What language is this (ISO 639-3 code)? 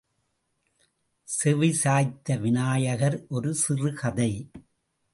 tam